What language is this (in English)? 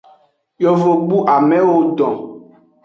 Aja (Benin)